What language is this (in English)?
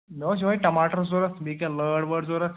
Kashmiri